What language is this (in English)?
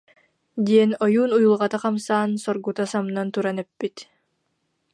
Yakut